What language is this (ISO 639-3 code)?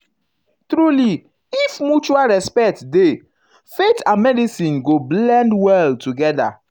pcm